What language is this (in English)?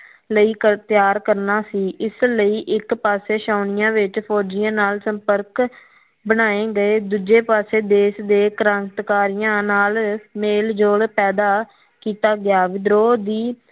Punjabi